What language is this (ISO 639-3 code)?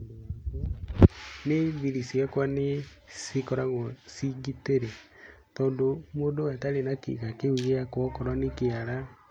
kik